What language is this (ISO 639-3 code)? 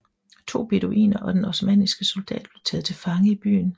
dan